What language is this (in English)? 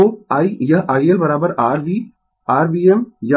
Hindi